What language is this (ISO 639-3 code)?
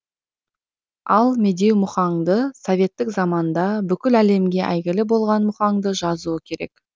kaz